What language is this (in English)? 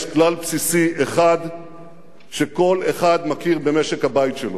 Hebrew